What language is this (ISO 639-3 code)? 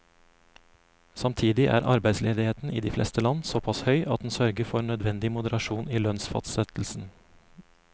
nor